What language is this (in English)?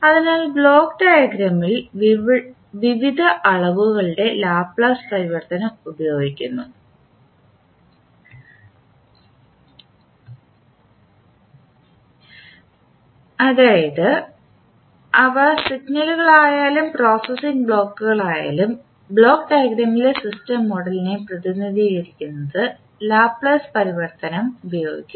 Malayalam